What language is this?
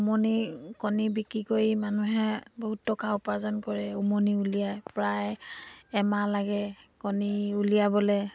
Assamese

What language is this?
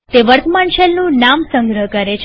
Gujarati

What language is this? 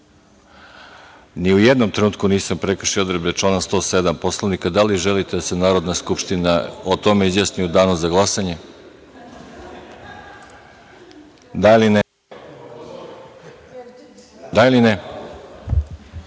Serbian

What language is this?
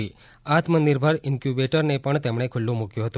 Gujarati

